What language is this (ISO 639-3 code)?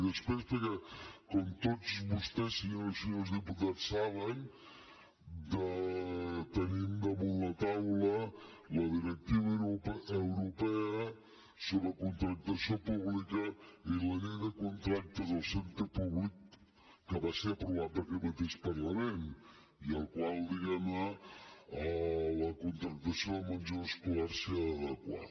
cat